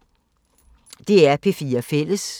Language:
Danish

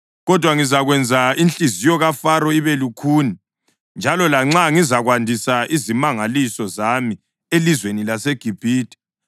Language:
North Ndebele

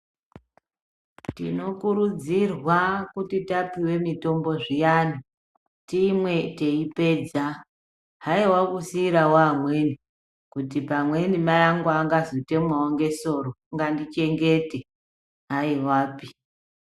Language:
Ndau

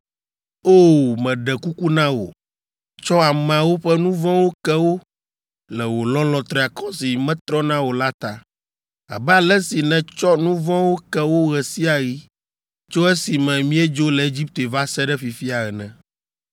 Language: Ewe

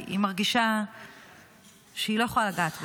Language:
Hebrew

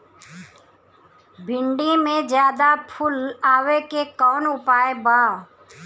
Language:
Bhojpuri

